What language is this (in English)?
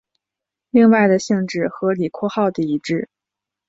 Chinese